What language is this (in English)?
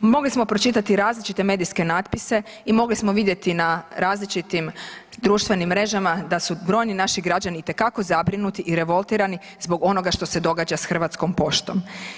Croatian